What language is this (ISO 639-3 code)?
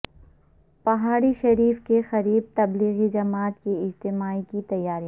urd